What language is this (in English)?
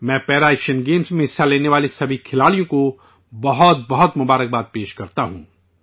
Urdu